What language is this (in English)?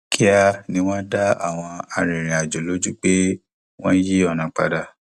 Yoruba